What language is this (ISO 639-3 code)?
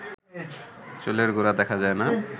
ben